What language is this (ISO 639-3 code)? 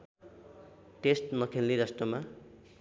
nep